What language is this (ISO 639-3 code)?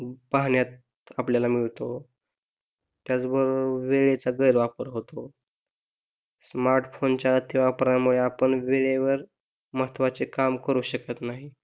mar